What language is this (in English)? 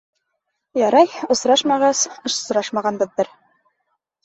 Bashkir